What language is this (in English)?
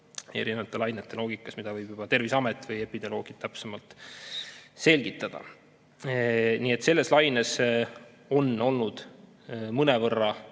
Estonian